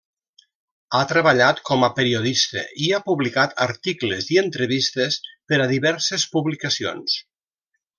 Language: Catalan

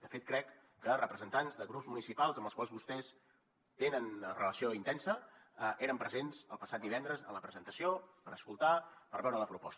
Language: Catalan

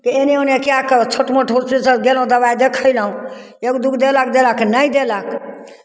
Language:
Maithili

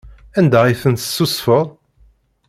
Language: Kabyle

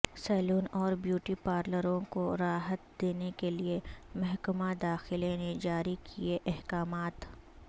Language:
Urdu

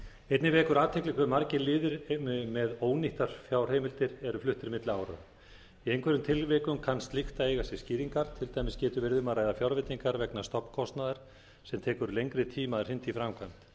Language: Icelandic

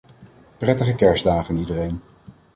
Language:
Dutch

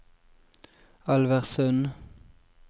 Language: Norwegian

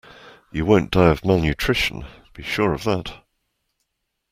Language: English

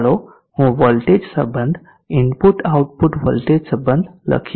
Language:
Gujarati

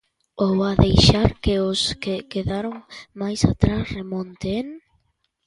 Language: Galician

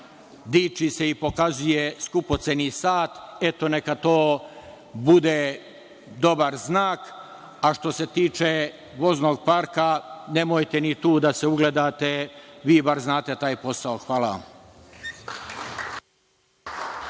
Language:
Serbian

